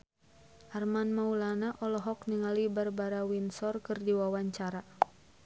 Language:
Sundanese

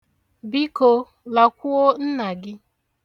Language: Igbo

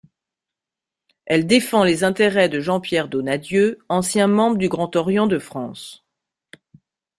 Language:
French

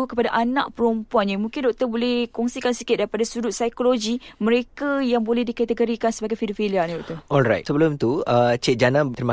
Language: Malay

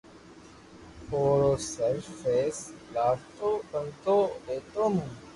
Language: Loarki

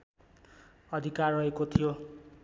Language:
Nepali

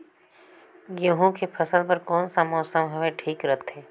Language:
Chhattisgarhi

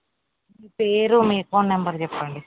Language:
Telugu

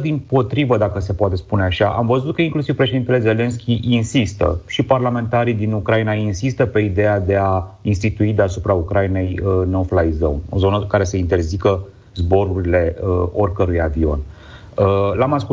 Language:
Romanian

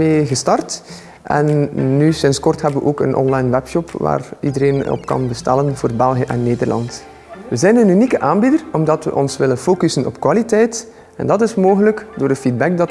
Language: Dutch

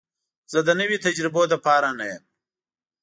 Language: Pashto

